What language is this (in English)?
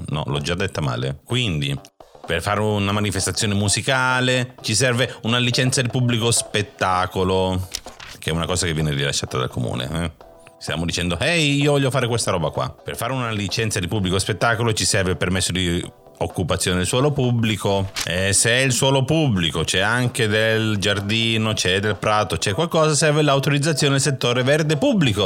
Italian